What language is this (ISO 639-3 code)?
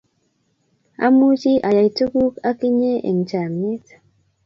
kln